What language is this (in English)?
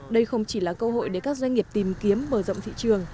Vietnamese